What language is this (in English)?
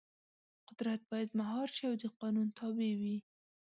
Pashto